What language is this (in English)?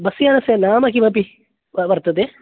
Sanskrit